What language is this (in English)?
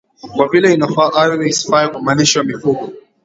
Swahili